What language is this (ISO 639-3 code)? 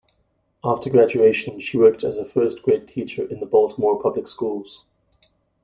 eng